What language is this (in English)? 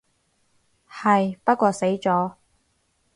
Cantonese